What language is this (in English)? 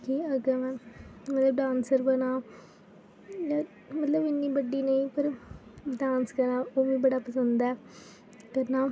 Dogri